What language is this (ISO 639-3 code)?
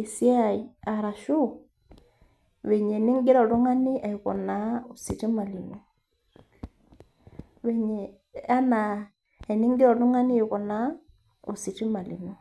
mas